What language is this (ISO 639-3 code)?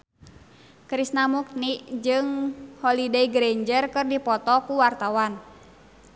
sun